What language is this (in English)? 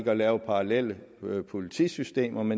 Danish